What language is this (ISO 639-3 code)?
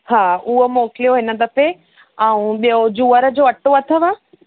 snd